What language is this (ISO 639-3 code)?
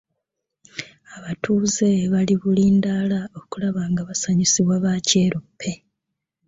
lug